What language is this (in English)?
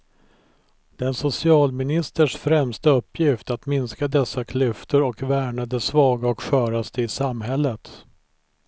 Swedish